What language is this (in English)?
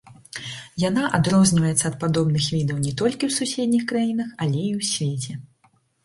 Belarusian